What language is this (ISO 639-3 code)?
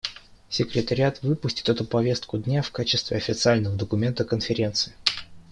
rus